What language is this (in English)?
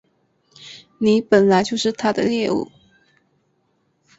Chinese